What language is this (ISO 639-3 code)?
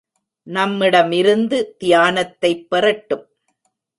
tam